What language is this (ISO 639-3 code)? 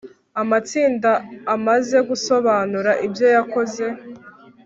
kin